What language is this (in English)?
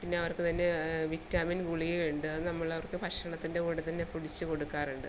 Malayalam